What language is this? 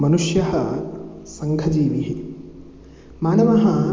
Sanskrit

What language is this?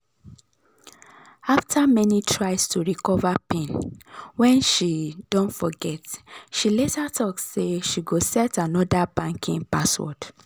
Nigerian Pidgin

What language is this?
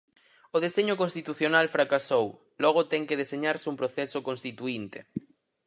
Galician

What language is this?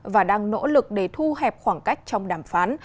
Vietnamese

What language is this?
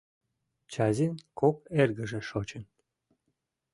Mari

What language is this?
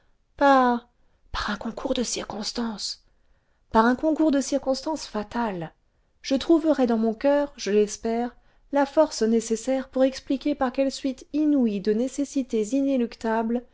French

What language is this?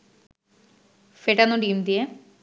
Bangla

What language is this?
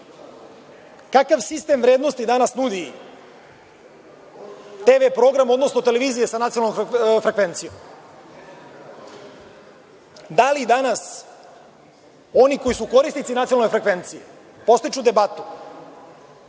Serbian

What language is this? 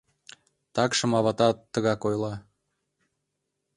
Mari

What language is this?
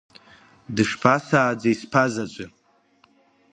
Abkhazian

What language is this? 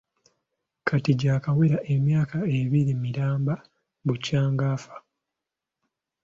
Ganda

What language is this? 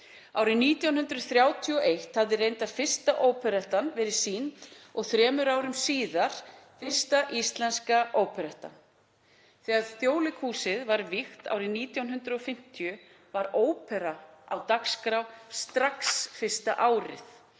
Icelandic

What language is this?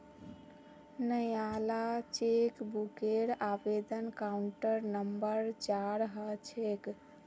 Magahi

